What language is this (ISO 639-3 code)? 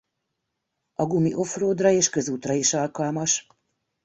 hun